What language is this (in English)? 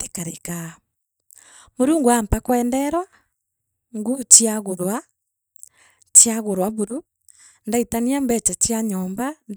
Meru